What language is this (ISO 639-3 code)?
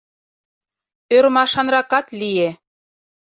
chm